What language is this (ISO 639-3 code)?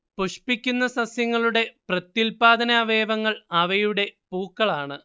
mal